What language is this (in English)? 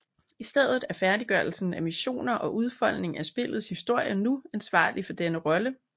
Danish